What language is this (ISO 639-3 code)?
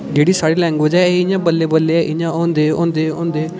doi